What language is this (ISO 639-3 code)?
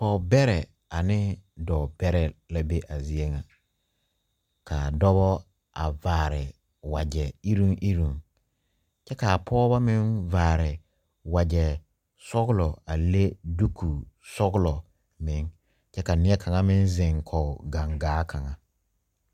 dga